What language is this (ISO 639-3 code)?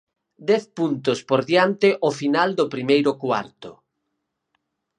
glg